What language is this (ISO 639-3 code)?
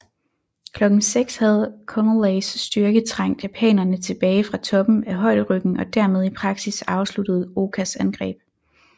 dan